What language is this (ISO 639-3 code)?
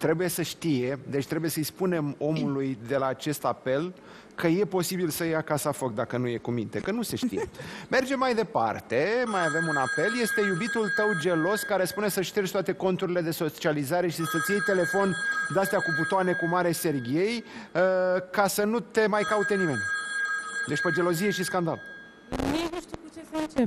ron